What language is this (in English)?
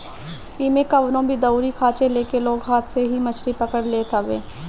Bhojpuri